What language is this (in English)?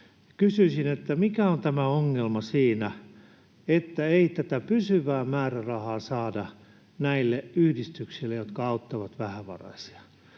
Finnish